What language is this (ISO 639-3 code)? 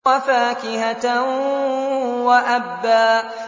ara